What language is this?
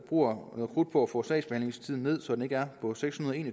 Danish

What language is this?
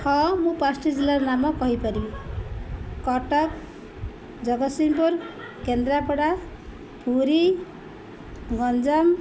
Odia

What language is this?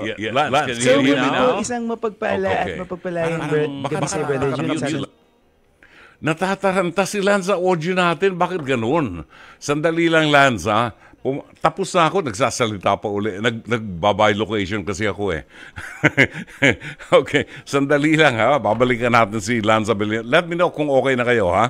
Filipino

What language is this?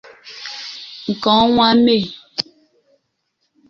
Igbo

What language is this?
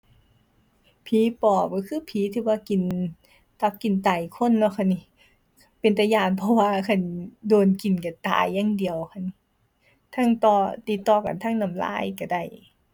Thai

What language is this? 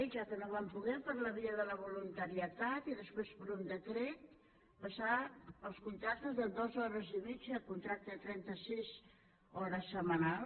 Catalan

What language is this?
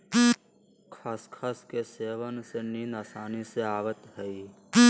Magahi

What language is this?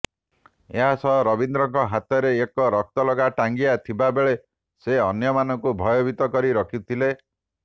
Odia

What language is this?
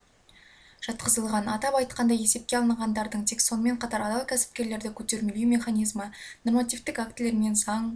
Kazakh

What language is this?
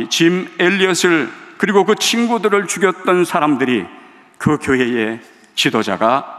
Korean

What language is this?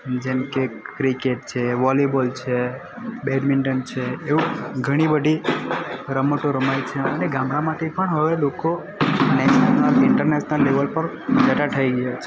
Gujarati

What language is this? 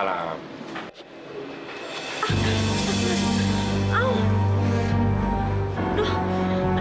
Indonesian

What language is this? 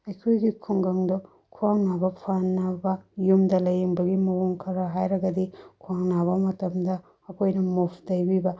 Manipuri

